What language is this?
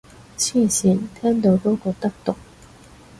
Cantonese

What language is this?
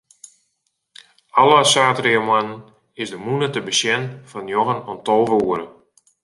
Western Frisian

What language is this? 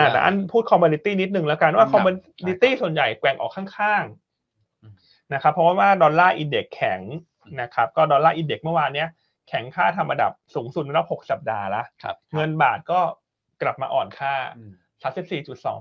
Thai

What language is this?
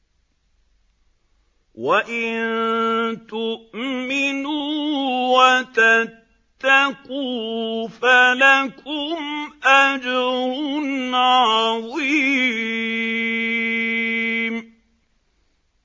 Arabic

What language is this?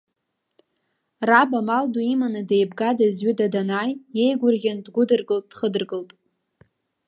Abkhazian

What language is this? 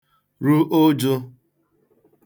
Igbo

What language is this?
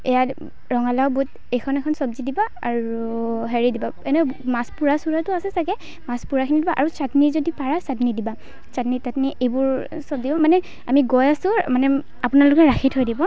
Assamese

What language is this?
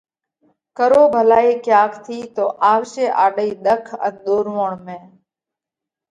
Parkari Koli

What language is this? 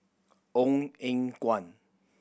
English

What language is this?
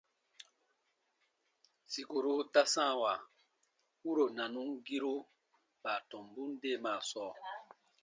Baatonum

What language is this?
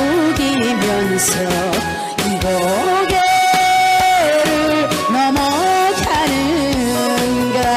Korean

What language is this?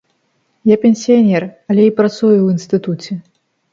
Belarusian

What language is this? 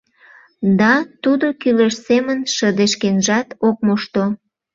Mari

